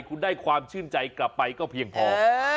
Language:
Thai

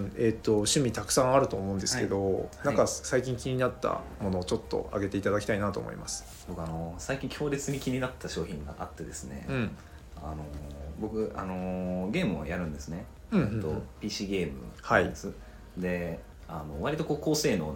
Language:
Japanese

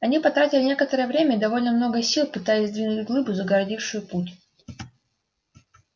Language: Russian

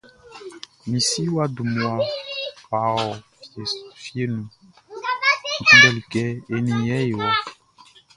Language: Baoulé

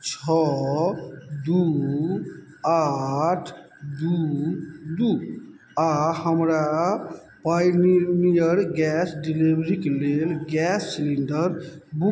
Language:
Maithili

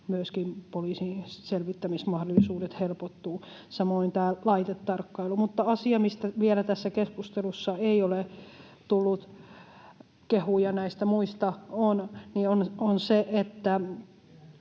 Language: Finnish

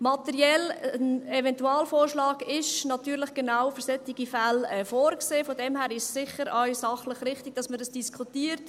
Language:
Swiss German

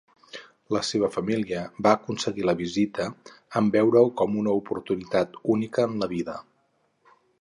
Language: Catalan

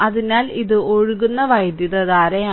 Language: Malayalam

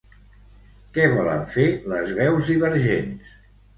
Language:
Catalan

